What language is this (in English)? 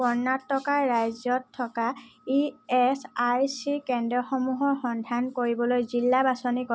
Assamese